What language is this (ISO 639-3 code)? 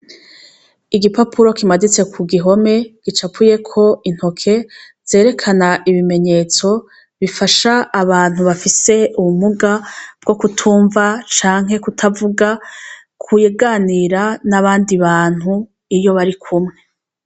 run